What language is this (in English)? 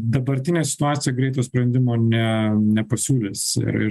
Lithuanian